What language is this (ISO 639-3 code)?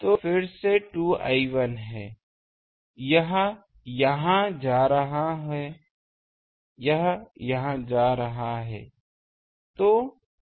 hin